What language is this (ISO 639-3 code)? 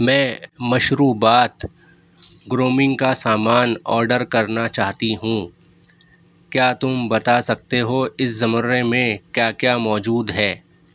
urd